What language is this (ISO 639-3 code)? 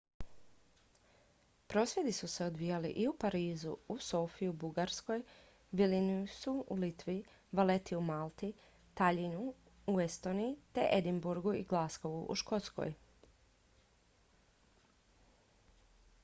hrv